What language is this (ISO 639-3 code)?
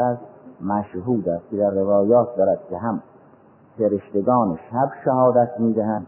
fas